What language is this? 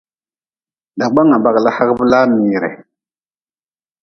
Nawdm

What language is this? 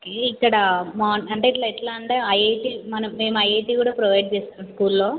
Telugu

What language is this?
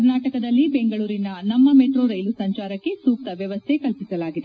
Kannada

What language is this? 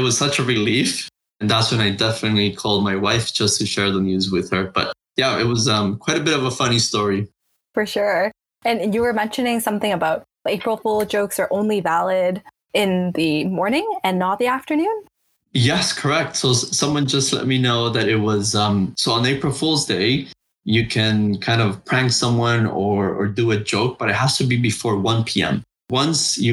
English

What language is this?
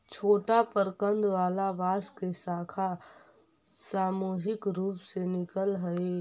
Magahi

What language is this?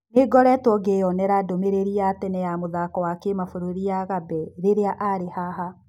Kikuyu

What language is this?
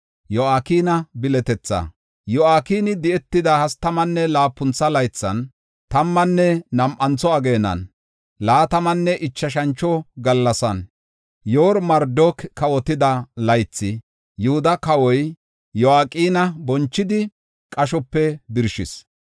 Gofa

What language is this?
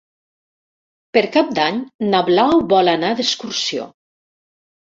Catalan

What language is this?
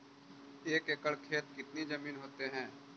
Magahi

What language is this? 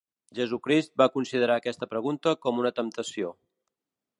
Catalan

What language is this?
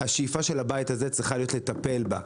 Hebrew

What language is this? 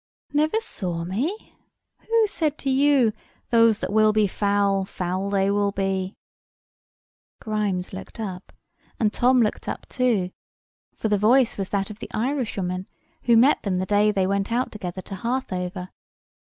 English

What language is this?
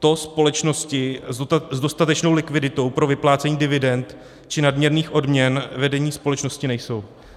Czech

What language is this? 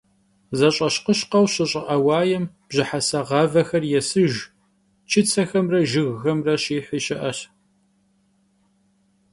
Kabardian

